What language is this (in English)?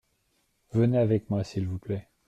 French